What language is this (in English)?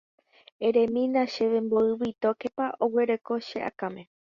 Guarani